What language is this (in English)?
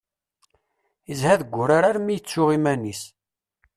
Kabyle